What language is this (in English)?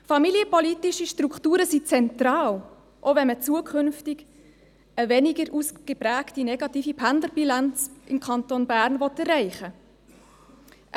Swiss German